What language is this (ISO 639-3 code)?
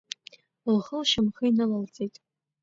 abk